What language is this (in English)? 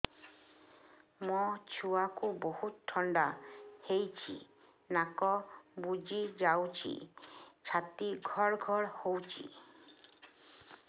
Odia